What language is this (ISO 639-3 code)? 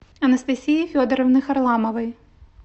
rus